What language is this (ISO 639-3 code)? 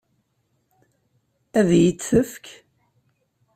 kab